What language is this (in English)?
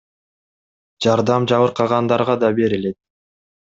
Kyrgyz